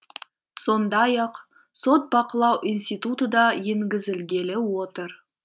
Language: Kazakh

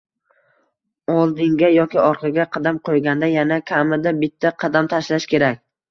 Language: Uzbek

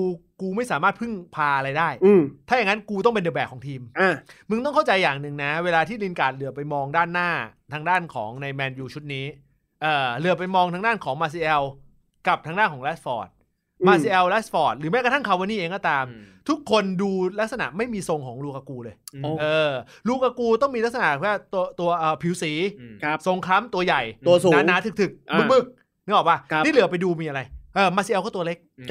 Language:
Thai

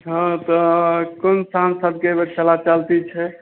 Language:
Maithili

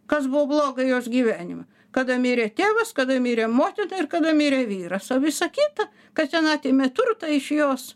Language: Lithuanian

